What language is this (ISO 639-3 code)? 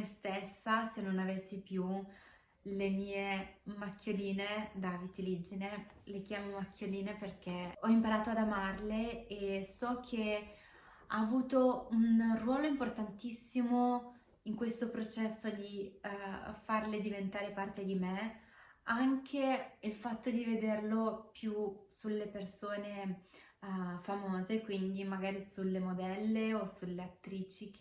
ita